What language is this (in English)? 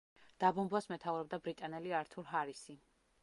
Georgian